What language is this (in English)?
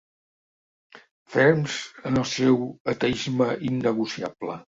Catalan